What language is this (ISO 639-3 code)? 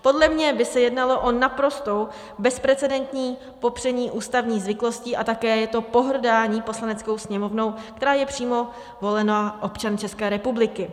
ces